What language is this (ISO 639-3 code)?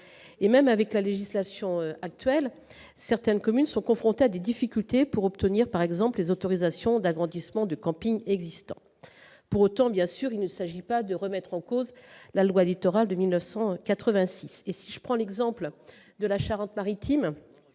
fra